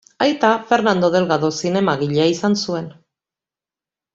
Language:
Basque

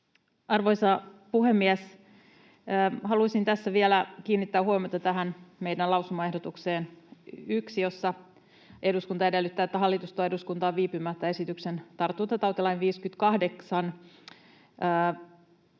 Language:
Finnish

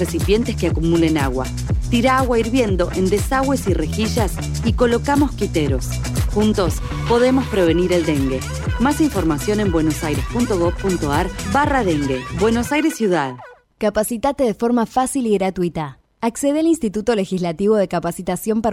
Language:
Spanish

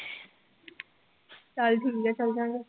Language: Punjabi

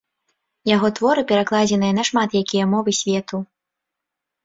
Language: Belarusian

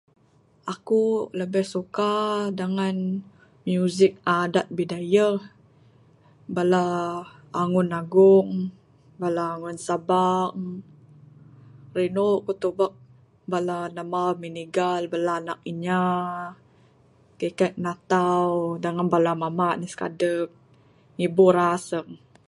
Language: Bukar-Sadung Bidayuh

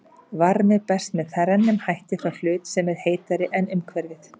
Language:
Icelandic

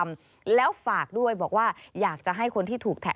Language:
Thai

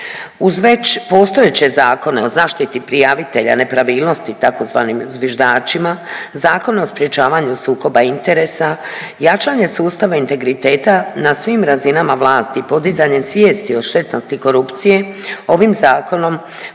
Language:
Croatian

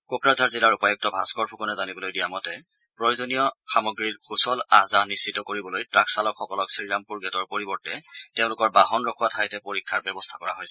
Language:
Assamese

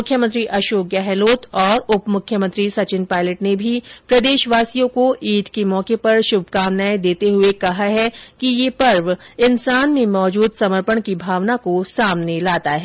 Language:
Hindi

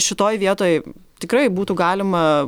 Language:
Lithuanian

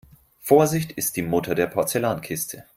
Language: German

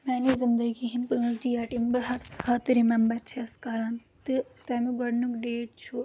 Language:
Kashmiri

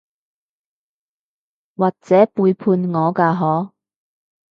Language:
Cantonese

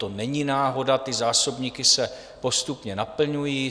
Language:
Czech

